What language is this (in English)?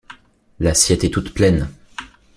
French